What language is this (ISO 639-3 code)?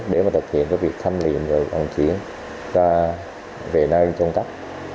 vie